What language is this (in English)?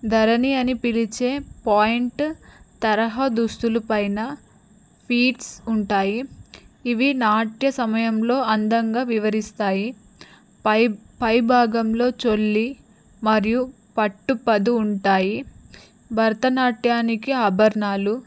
Telugu